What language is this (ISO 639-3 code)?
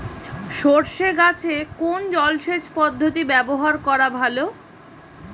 ben